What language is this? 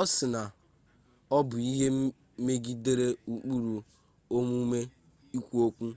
Igbo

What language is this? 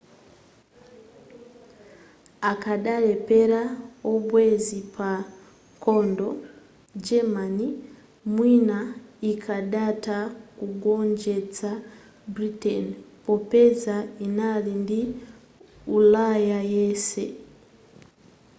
Nyanja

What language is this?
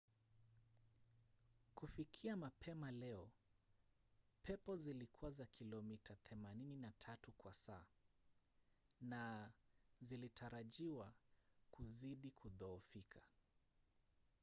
Swahili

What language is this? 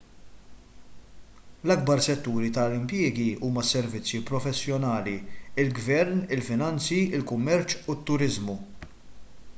Maltese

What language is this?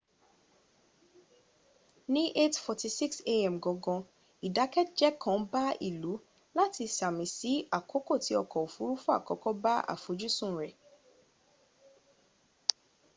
Yoruba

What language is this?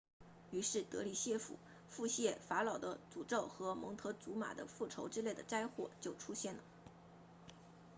Chinese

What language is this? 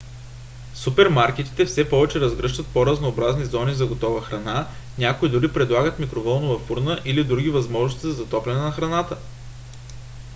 Bulgarian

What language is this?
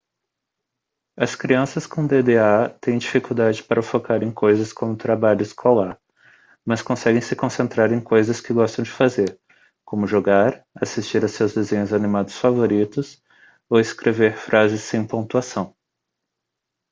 Portuguese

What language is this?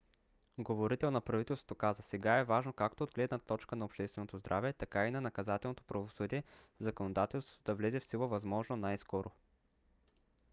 Bulgarian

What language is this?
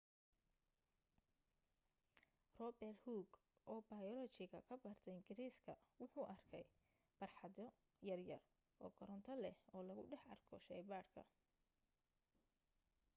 Somali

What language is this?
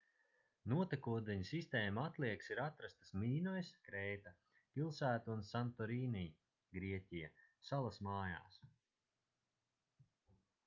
Latvian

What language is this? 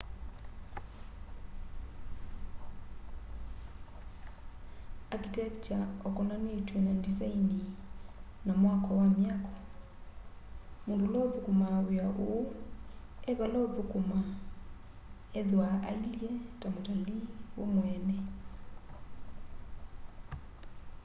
Kamba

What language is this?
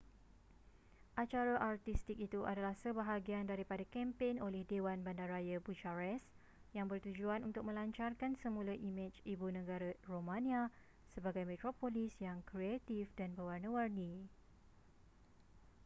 Malay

